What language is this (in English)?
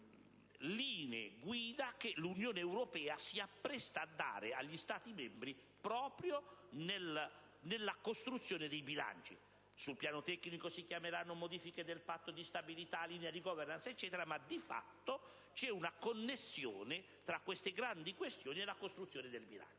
Italian